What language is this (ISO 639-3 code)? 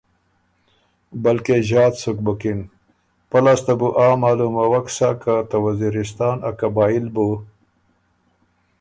oru